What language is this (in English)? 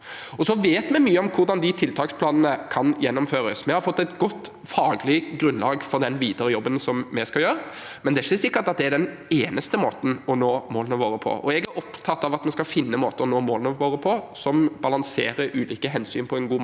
Norwegian